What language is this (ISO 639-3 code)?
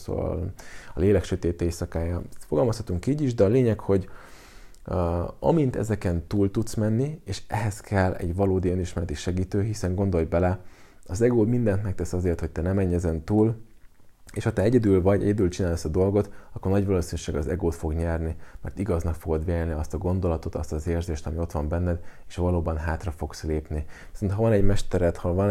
hun